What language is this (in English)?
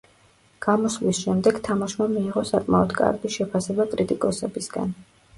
Georgian